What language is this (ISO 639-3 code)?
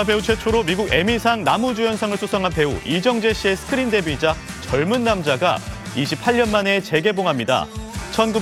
kor